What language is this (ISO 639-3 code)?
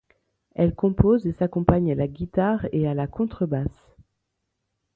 fra